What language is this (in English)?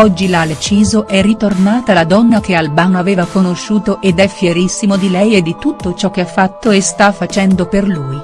Italian